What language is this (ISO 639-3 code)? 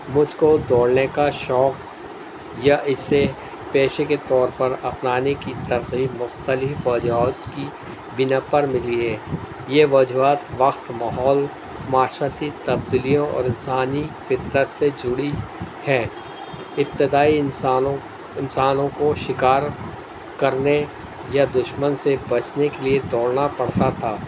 urd